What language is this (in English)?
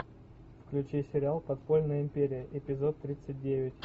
Russian